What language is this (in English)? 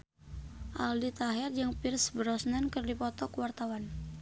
Sundanese